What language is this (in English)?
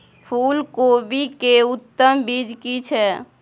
Maithili